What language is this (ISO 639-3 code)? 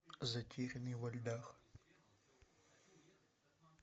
rus